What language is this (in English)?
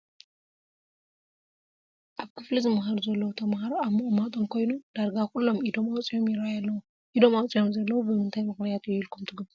Tigrinya